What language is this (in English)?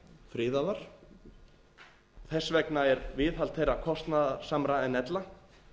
Icelandic